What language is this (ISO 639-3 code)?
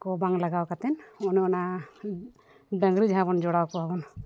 sat